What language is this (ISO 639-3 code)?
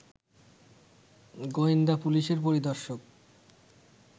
ben